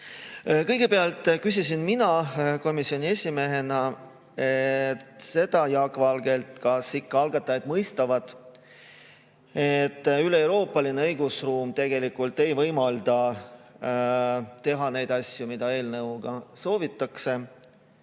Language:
Estonian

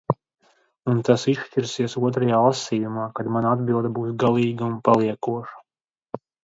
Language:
Latvian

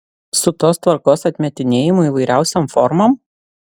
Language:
Lithuanian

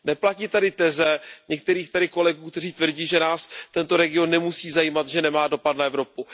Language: Czech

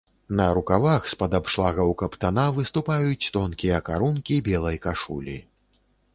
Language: Belarusian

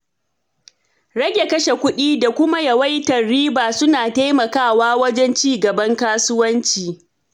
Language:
Hausa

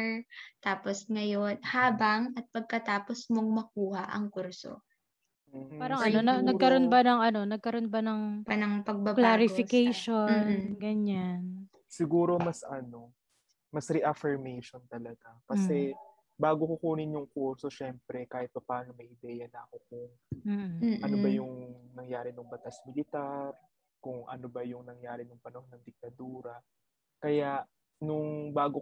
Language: Filipino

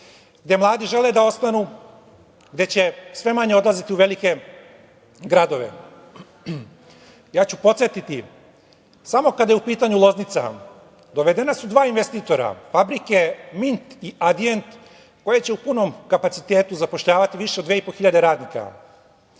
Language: Serbian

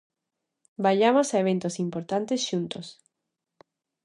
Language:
Galician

